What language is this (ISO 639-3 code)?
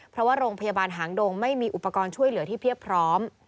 tha